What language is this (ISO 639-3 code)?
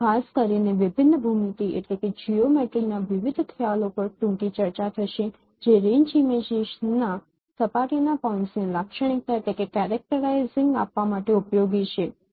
guj